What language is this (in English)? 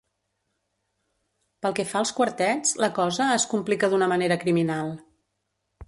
Catalan